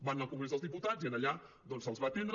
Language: Catalan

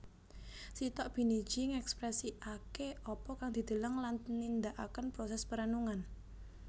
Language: Javanese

